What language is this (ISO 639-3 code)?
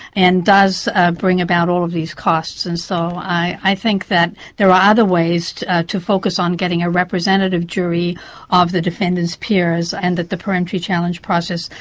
eng